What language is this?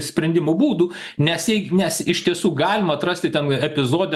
Lithuanian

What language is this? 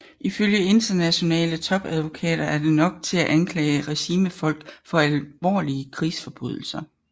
Danish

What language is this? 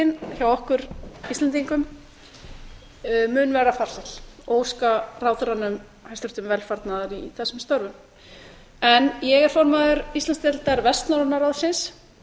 Icelandic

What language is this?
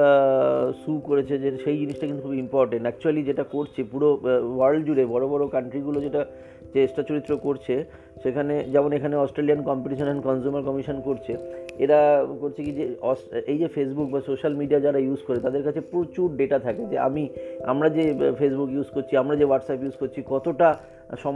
Bangla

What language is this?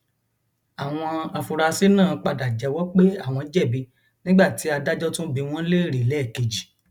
Yoruba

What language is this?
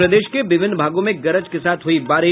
Hindi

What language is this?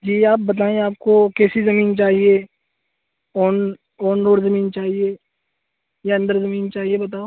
Urdu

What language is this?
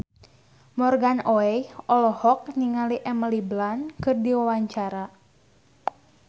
Sundanese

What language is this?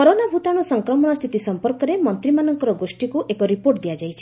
Odia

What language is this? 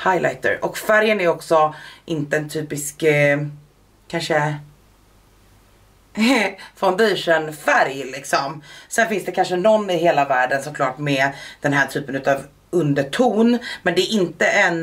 Swedish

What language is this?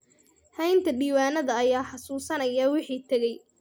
Somali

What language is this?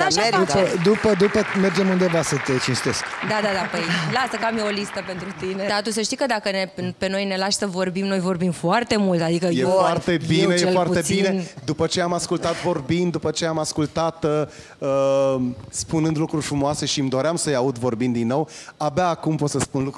Romanian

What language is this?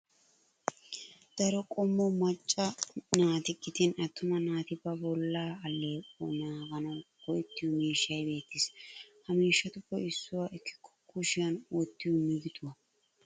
Wolaytta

